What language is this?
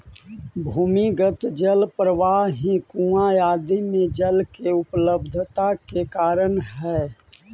Magahi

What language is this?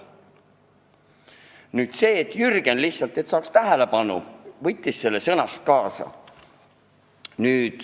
Estonian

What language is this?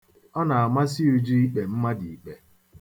Igbo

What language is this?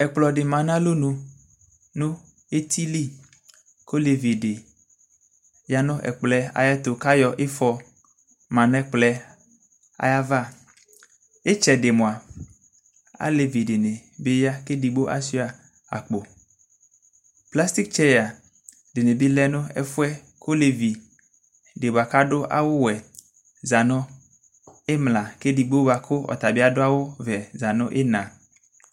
Ikposo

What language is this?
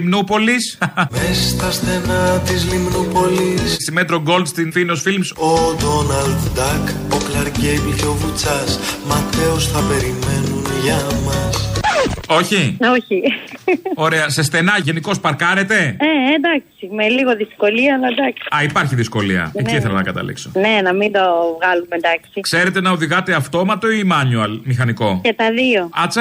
Greek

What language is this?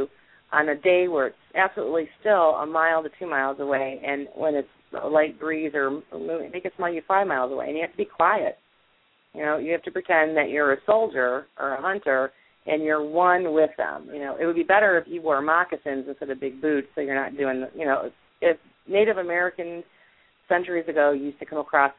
English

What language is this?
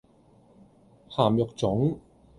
Cantonese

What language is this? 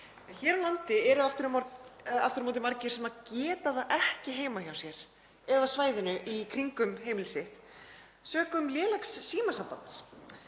Icelandic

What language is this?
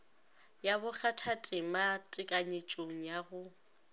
Northern Sotho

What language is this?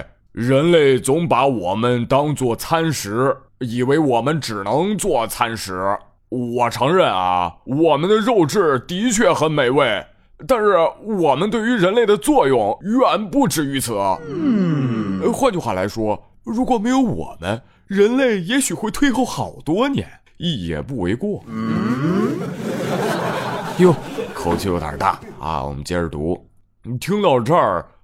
Chinese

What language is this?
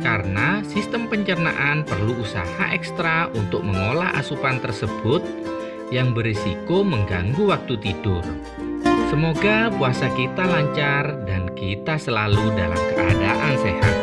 Indonesian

